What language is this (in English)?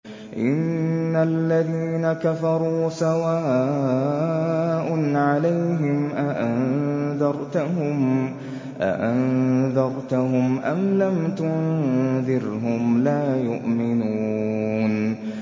Arabic